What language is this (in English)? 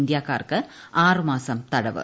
Malayalam